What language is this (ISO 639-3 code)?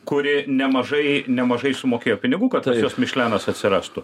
lit